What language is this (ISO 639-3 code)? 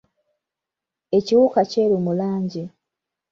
lug